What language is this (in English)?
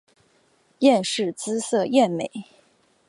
Chinese